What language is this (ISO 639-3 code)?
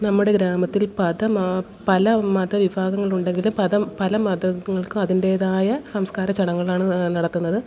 mal